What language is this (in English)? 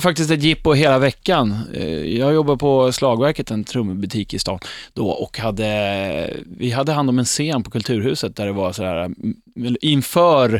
Swedish